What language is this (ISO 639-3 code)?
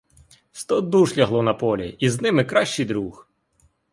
ukr